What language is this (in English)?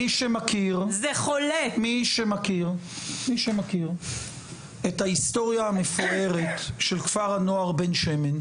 Hebrew